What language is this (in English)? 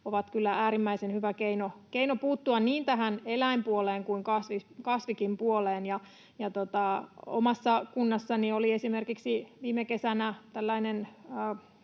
Finnish